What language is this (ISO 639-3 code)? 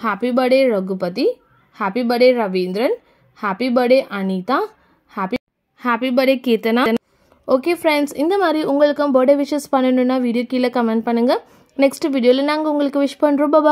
tam